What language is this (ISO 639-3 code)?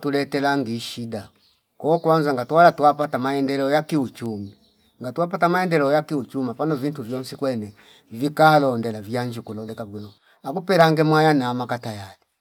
fip